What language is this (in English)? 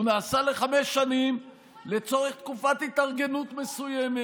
Hebrew